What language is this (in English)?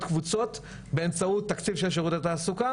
Hebrew